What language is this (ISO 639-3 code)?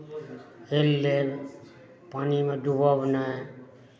mai